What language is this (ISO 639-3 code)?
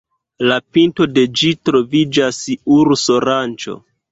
epo